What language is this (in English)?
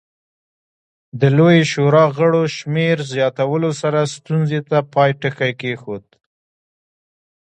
Pashto